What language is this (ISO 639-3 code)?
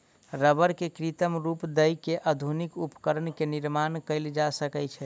mai